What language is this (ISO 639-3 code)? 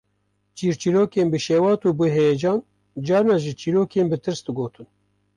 kur